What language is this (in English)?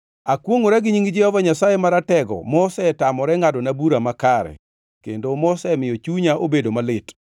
Luo (Kenya and Tanzania)